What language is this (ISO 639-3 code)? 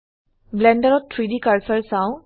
asm